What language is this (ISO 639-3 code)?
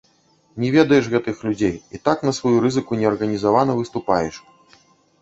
bel